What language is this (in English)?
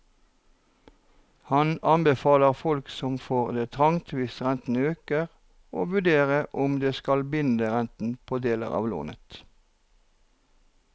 Norwegian